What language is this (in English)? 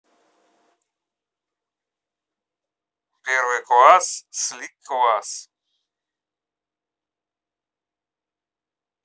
Russian